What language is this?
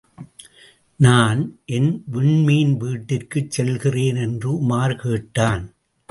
Tamil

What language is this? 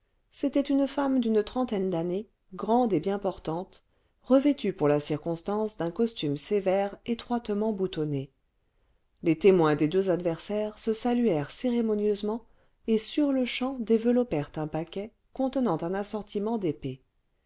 French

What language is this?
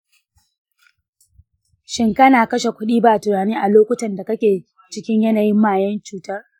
Hausa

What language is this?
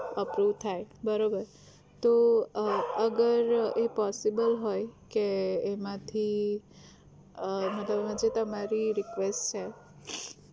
Gujarati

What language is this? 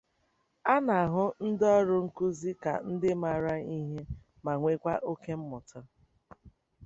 Igbo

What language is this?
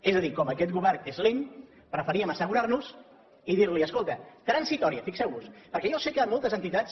Catalan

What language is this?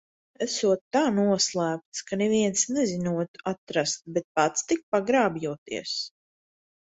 Latvian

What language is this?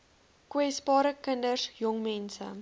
Afrikaans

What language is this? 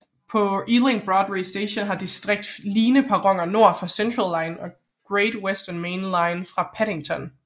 Danish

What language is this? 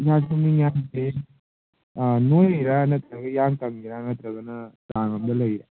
Manipuri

